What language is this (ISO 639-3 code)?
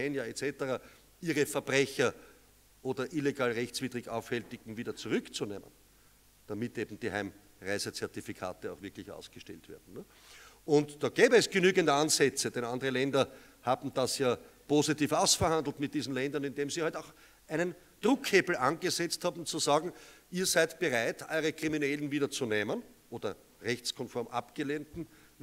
deu